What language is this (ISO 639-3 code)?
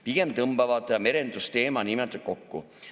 est